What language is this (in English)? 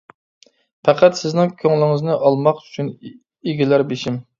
Uyghur